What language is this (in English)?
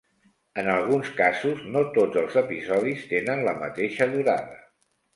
Catalan